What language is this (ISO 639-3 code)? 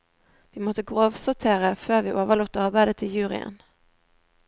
nor